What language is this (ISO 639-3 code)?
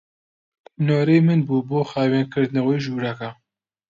ckb